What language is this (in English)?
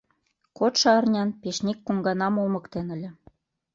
Mari